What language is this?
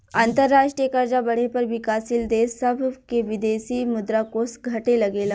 Bhojpuri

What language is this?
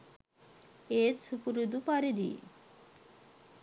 Sinhala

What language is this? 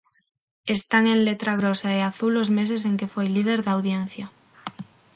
Galician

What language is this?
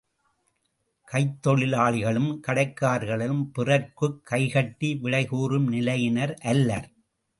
Tamil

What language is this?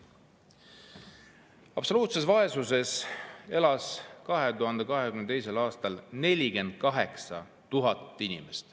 Estonian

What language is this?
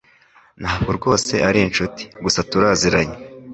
Kinyarwanda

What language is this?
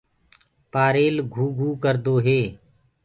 Gurgula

